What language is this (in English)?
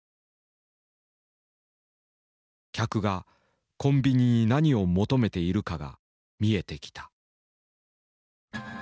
Japanese